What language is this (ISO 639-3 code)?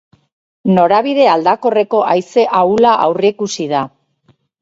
eus